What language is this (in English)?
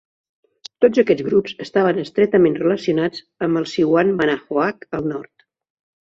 Catalan